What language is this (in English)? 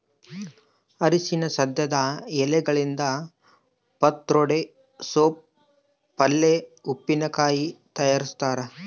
Kannada